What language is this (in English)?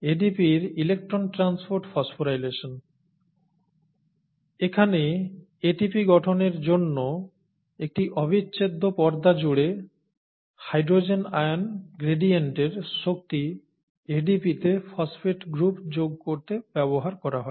Bangla